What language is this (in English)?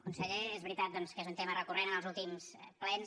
Catalan